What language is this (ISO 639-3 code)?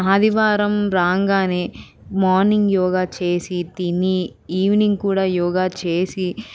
tel